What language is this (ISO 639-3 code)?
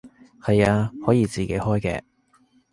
yue